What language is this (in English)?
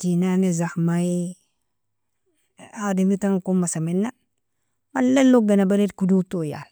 Nobiin